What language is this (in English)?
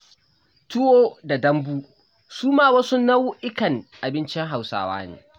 Hausa